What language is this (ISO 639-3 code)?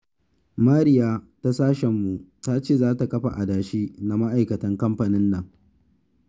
hau